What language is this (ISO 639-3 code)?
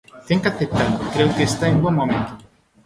glg